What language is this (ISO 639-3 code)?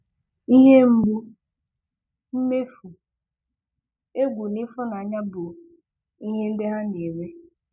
ibo